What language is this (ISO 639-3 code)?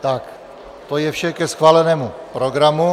ces